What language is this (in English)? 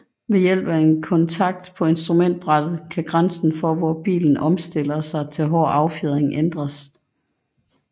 Danish